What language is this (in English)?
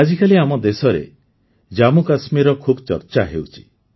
Odia